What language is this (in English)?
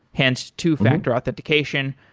English